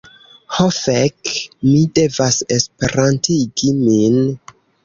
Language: Esperanto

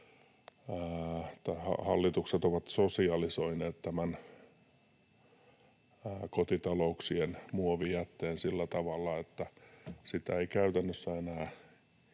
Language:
Finnish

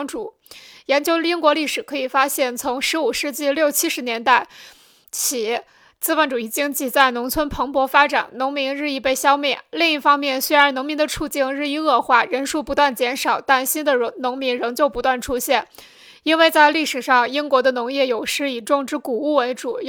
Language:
Chinese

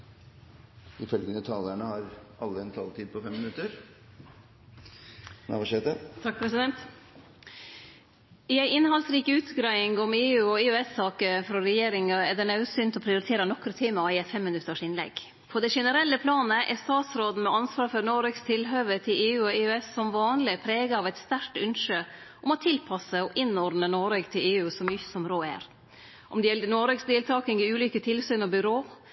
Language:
Norwegian Nynorsk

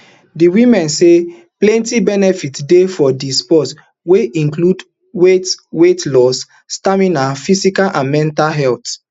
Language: Nigerian Pidgin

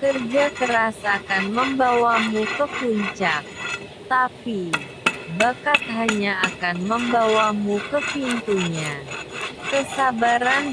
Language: Indonesian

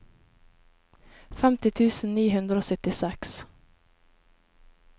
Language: Norwegian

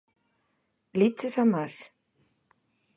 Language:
Galician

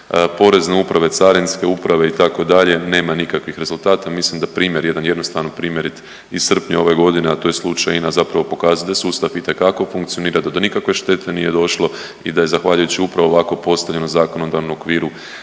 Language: Croatian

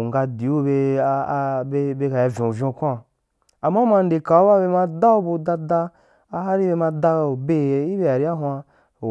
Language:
Wapan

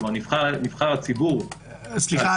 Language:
Hebrew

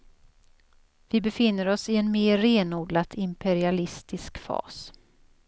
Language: Swedish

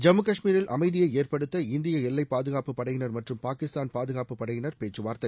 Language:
Tamil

